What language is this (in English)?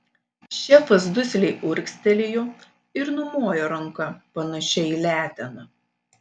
Lithuanian